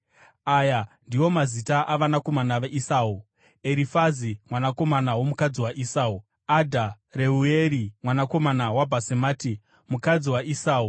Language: Shona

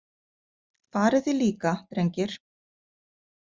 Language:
Icelandic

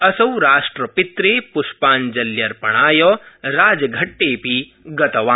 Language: Sanskrit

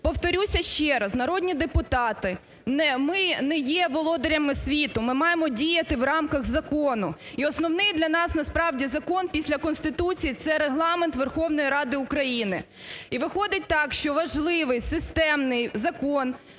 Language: Ukrainian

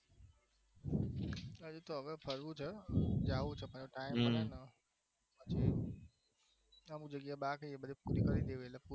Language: Gujarati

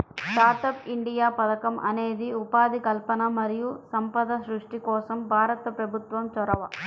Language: Telugu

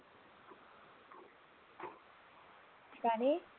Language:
Punjabi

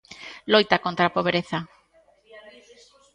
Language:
Galician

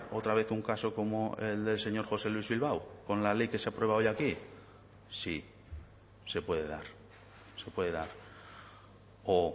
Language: Spanish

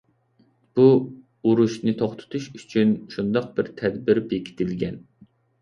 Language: Uyghur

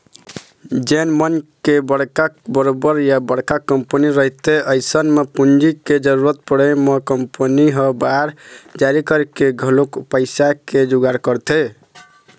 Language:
Chhattisgarhi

